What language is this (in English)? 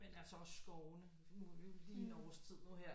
Danish